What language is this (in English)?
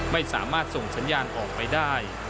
Thai